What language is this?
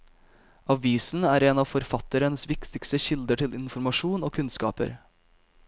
Norwegian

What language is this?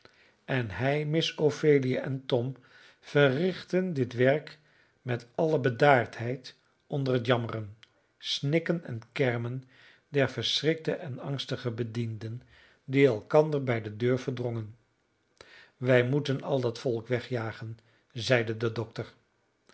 Dutch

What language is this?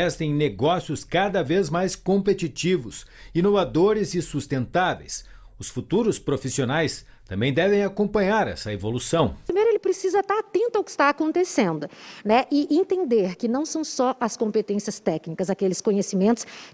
Portuguese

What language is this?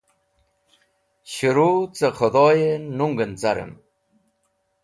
Wakhi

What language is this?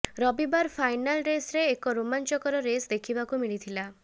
Odia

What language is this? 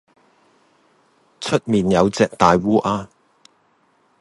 Cantonese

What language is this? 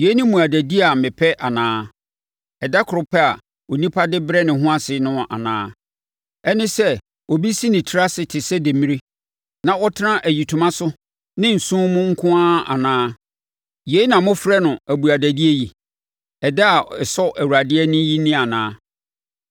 Akan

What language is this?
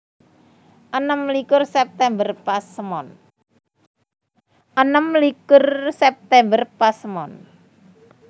Javanese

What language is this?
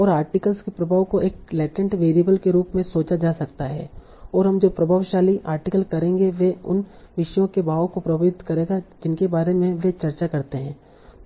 Hindi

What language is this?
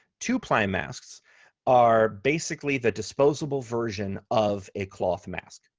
English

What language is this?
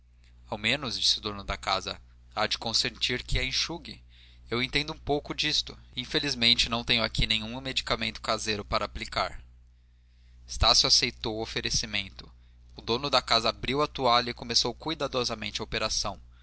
Portuguese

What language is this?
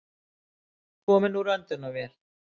Icelandic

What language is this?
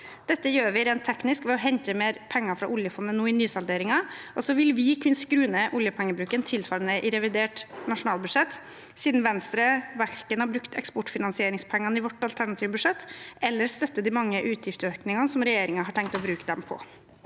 Norwegian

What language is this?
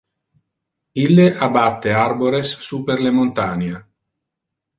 Interlingua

